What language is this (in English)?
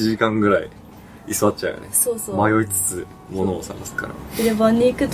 Japanese